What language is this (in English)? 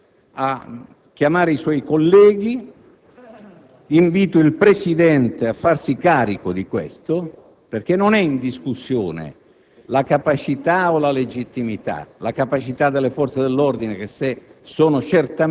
Italian